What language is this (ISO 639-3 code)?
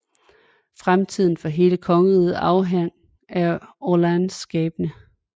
dan